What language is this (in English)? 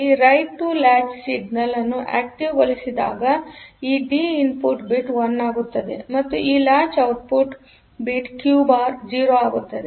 Kannada